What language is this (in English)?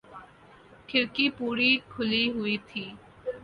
Urdu